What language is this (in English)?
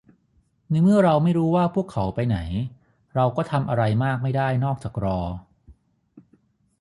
Thai